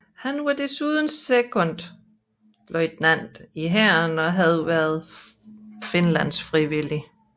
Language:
Danish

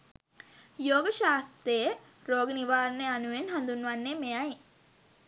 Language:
Sinhala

